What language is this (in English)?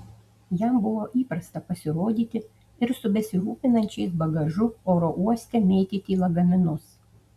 Lithuanian